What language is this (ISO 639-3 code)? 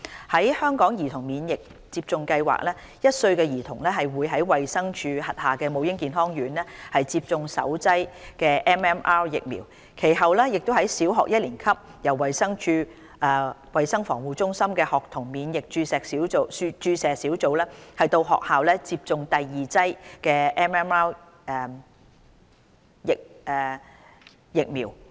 yue